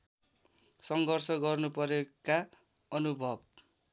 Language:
Nepali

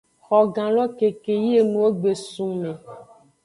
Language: Aja (Benin)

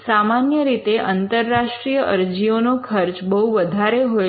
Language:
Gujarati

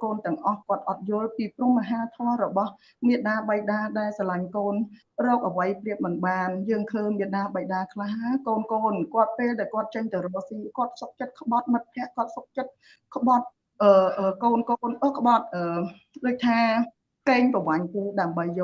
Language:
Vietnamese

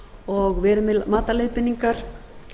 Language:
Icelandic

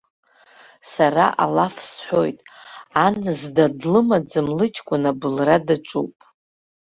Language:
Abkhazian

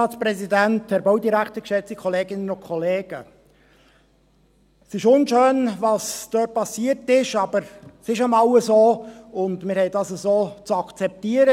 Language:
Swiss German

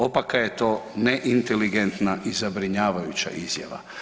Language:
Croatian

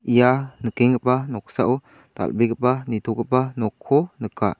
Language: Garo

